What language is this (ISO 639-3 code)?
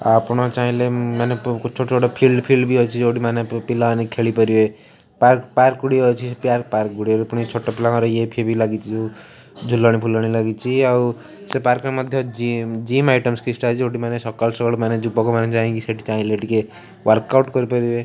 ori